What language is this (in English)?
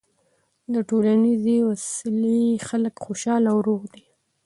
Pashto